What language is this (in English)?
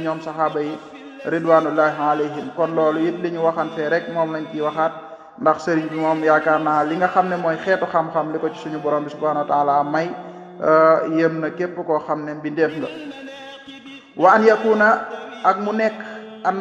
French